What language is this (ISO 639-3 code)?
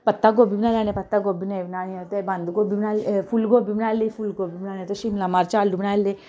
doi